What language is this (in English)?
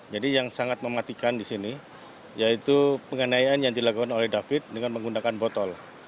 Indonesian